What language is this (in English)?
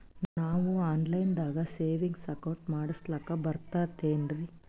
Kannada